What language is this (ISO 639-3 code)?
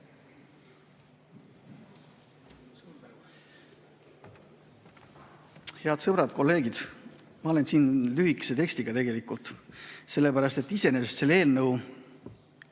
est